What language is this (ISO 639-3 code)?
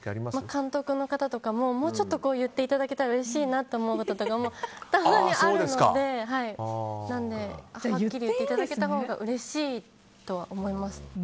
jpn